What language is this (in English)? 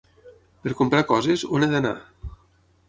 Catalan